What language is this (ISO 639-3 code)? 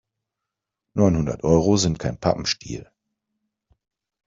deu